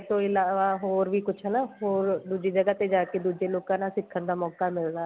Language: Punjabi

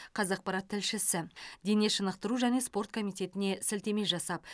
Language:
Kazakh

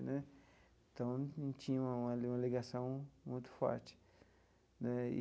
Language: Portuguese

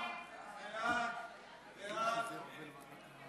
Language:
Hebrew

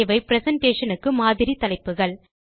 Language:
Tamil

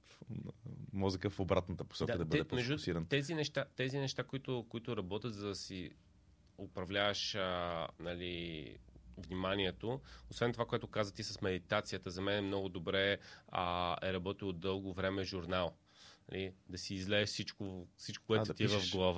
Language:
Bulgarian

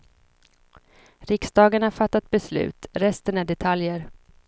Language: Swedish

